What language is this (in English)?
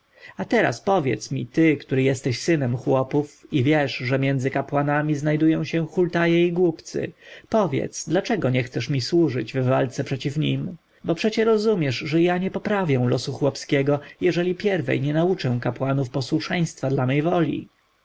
Polish